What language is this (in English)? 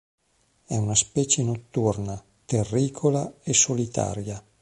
Italian